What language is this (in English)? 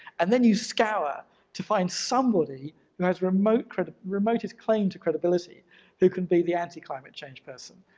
English